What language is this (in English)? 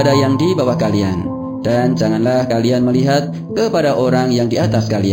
Malay